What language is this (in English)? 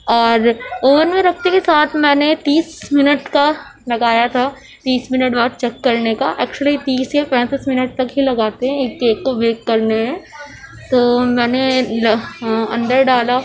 Urdu